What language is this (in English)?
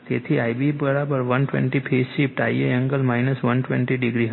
Gujarati